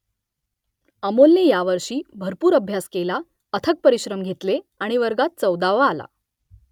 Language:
Marathi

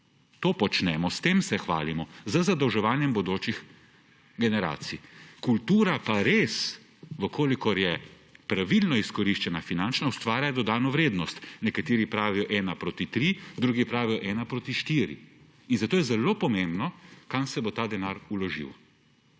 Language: Slovenian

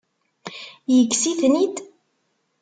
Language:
Kabyle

